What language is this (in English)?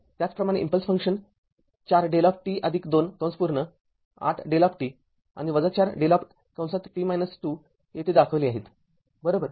Marathi